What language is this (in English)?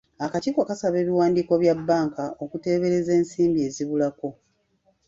Ganda